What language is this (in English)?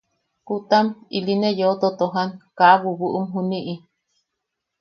Yaqui